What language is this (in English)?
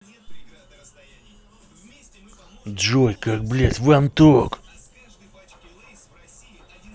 Russian